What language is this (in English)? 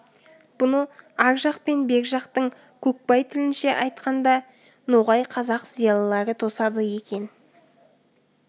Kazakh